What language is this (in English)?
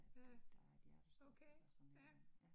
Danish